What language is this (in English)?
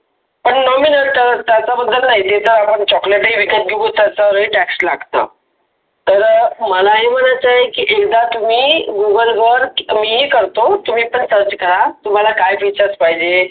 Marathi